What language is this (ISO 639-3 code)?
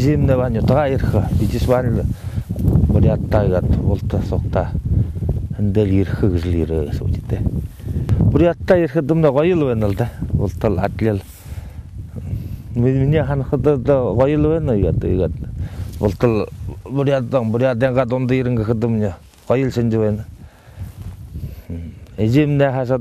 ukr